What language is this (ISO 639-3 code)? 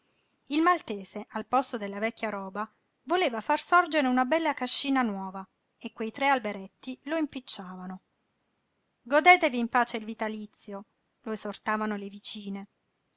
ita